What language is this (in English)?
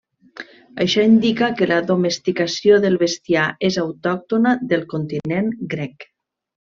Catalan